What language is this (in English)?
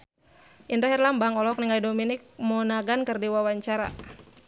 Sundanese